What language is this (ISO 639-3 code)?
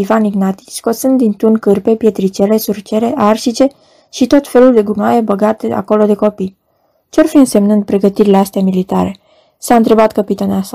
ron